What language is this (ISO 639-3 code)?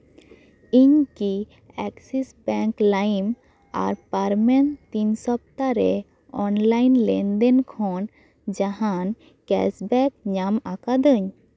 sat